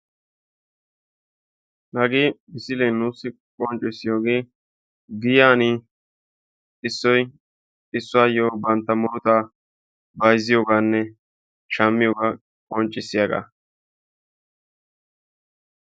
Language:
Wolaytta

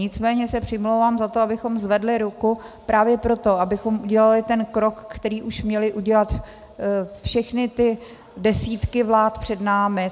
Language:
Czech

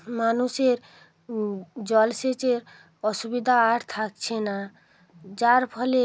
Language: Bangla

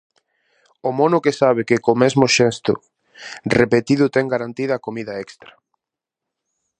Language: Galician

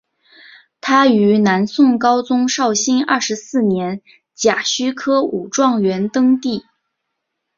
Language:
Chinese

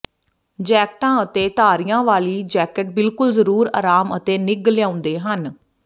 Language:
Punjabi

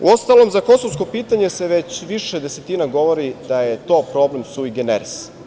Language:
Serbian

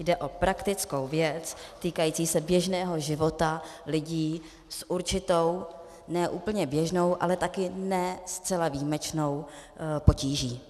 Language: Czech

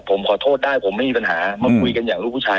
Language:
Thai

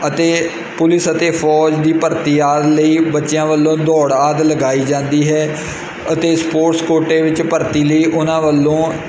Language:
Punjabi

